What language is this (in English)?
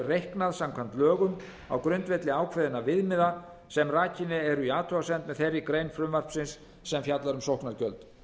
Icelandic